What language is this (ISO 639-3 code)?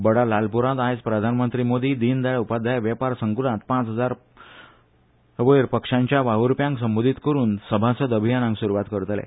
kok